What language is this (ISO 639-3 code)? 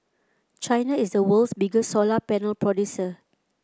eng